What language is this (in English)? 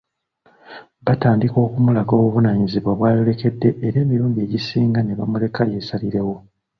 Ganda